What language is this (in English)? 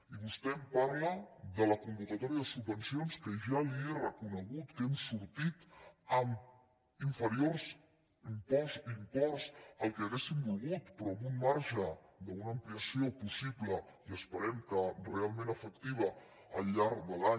Catalan